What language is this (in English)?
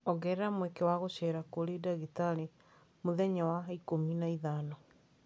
Kikuyu